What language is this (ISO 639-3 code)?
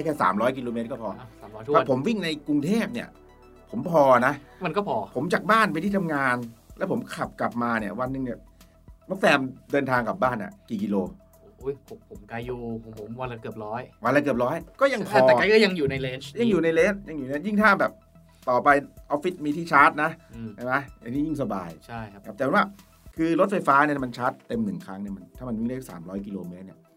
tha